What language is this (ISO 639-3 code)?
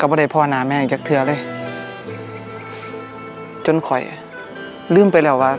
tha